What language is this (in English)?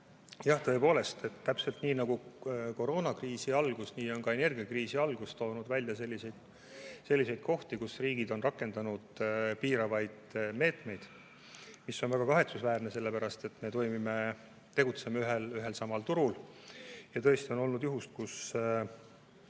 Estonian